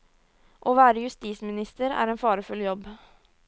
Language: Norwegian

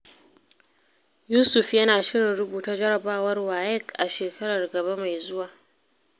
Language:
Hausa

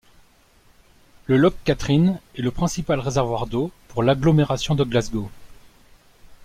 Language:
French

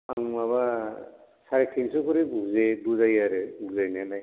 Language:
Bodo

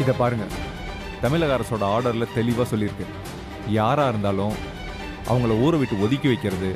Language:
Tamil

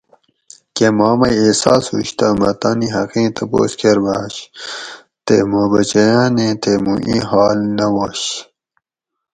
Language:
Gawri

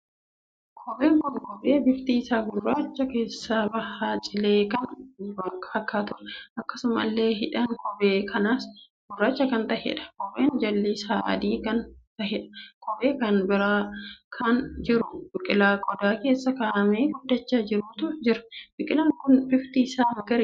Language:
Oromo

